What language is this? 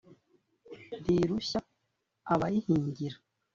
Kinyarwanda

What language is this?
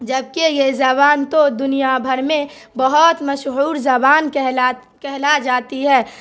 Urdu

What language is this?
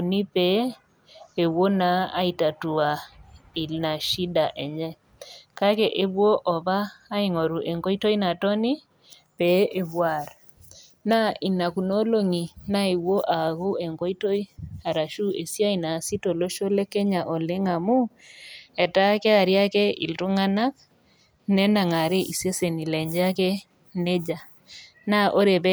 Masai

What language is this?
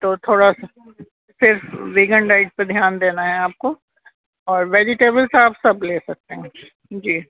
Urdu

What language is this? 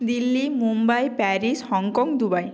Bangla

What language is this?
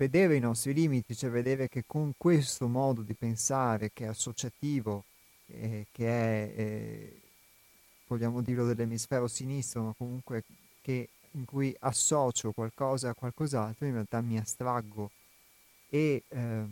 Italian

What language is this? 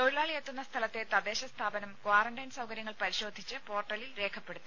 Malayalam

